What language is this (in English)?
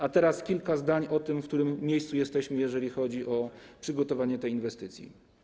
Polish